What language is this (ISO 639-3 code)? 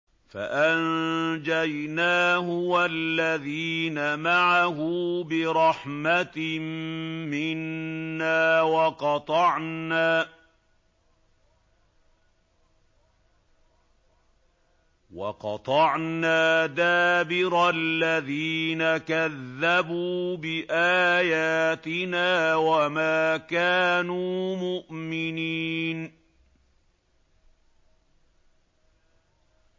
ara